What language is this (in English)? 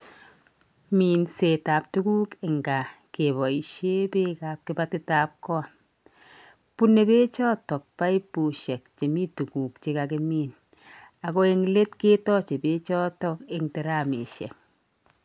Kalenjin